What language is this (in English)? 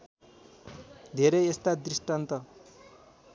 Nepali